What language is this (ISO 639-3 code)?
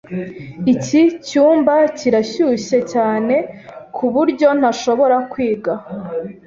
kin